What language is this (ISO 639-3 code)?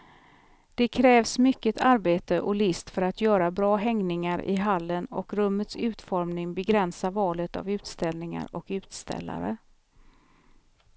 swe